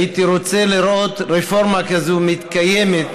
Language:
Hebrew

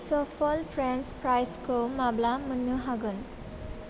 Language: Bodo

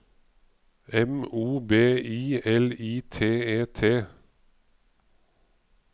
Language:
Norwegian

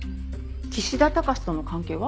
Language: Japanese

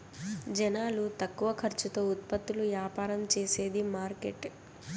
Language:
Telugu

